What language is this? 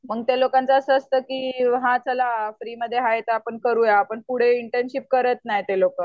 Marathi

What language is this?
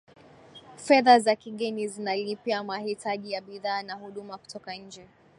Swahili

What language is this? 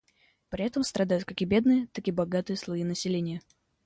Russian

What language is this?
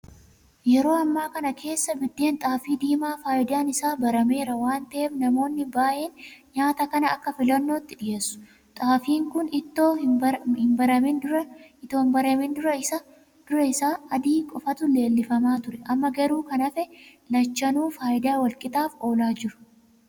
Oromo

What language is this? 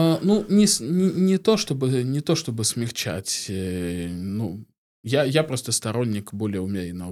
Russian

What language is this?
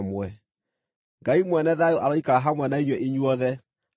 Kikuyu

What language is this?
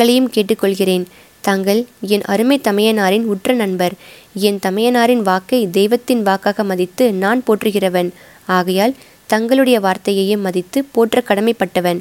Tamil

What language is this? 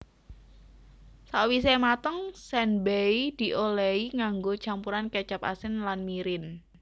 Javanese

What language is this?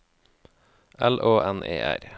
Norwegian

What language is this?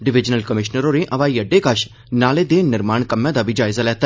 Dogri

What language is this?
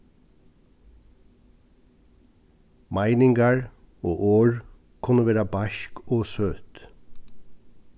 Faroese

